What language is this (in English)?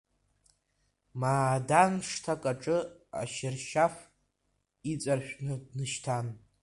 Abkhazian